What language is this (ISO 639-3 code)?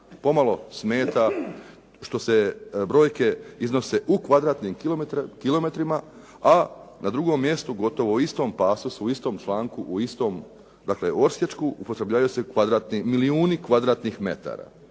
hrv